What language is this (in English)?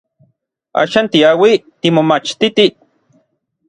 Orizaba Nahuatl